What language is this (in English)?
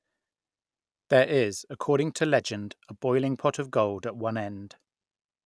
English